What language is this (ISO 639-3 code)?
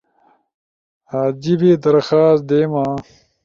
ush